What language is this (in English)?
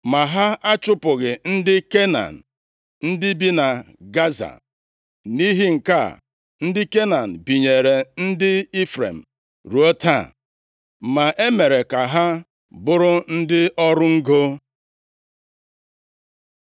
Igbo